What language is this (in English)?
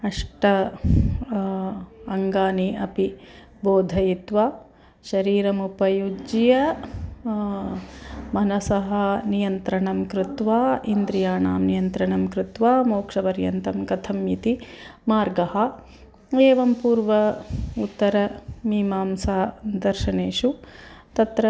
Sanskrit